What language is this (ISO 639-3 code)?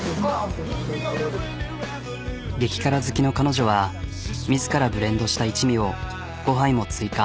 jpn